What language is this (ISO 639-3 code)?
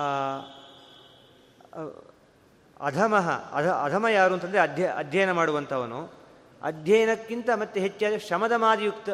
kan